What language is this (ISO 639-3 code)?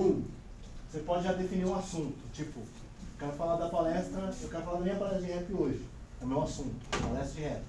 por